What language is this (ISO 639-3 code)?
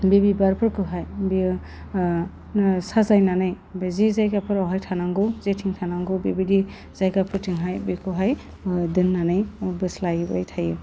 brx